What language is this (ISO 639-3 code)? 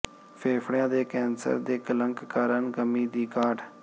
pan